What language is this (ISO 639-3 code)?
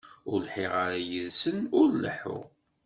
kab